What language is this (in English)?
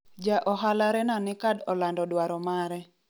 Luo (Kenya and Tanzania)